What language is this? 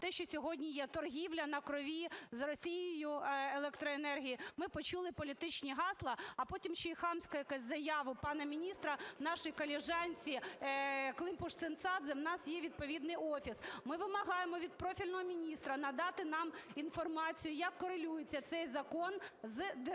Ukrainian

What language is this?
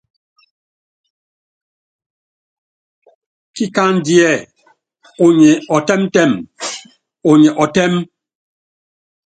Yangben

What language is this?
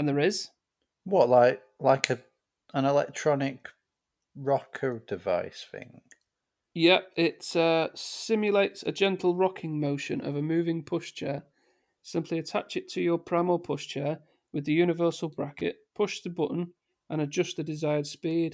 English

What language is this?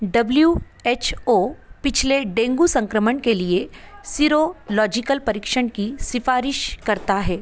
Hindi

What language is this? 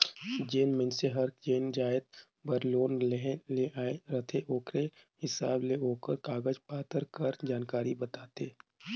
Chhattisgarhi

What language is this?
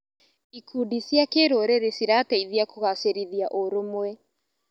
Kikuyu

